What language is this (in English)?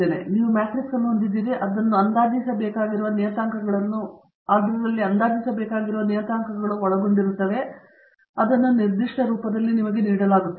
Kannada